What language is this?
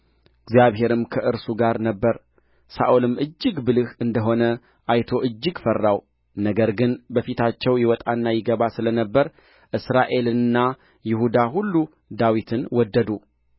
Amharic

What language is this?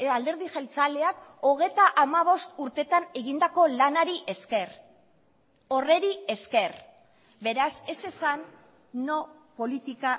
Basque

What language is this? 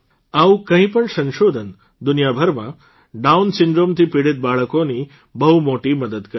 Gujarati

